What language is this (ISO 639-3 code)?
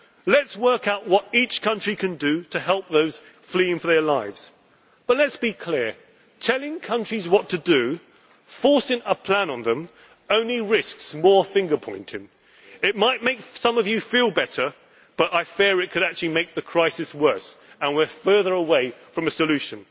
eng